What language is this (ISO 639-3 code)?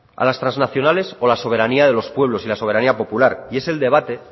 spa